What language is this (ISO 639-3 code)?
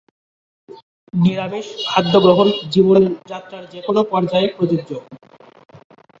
ben